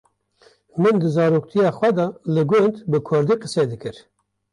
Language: Kurdish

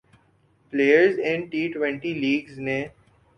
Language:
Urdu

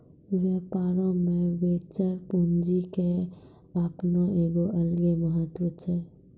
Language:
Maithili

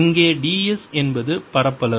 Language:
Tamil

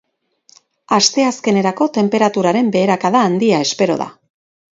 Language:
Basque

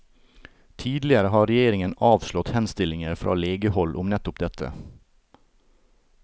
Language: Norwegian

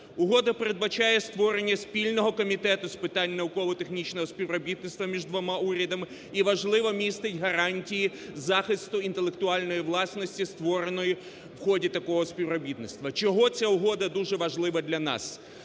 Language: Ukrainian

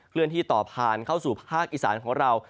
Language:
Thai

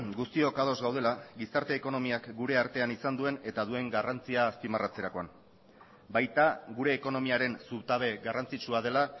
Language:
Basque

